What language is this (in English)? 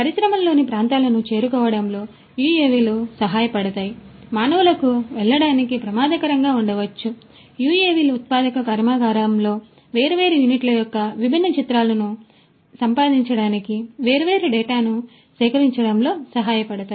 Telugu